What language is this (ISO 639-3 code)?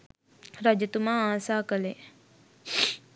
sin